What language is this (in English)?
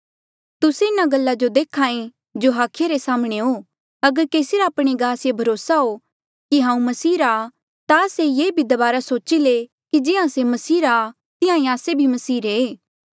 Mandeali